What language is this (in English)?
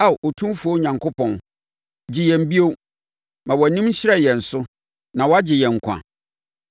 Akan